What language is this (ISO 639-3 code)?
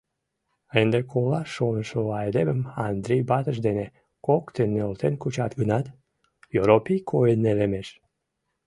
chm